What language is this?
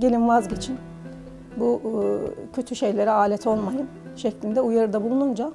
Turkish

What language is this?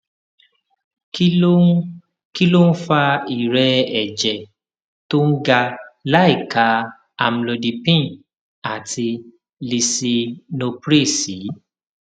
Yoruba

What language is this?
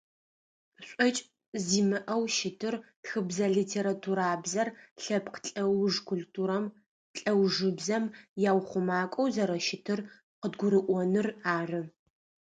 Adyghe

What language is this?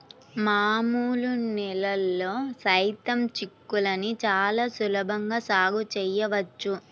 Telugu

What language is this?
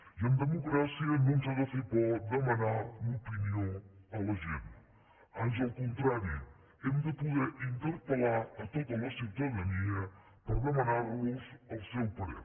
Catalan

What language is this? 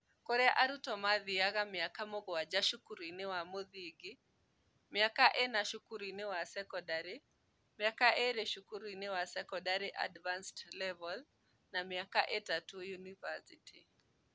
Kikuyu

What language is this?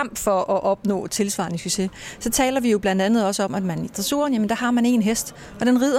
Danish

